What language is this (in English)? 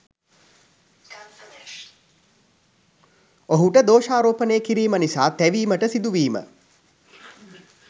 Sinhala